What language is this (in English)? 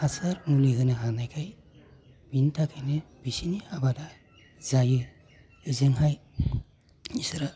Bodo